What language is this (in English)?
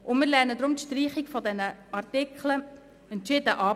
Swiss German